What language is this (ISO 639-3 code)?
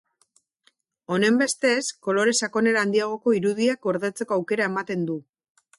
eus